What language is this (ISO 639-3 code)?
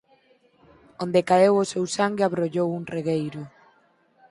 glg